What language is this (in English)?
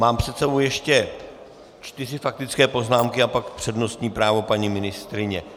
Czech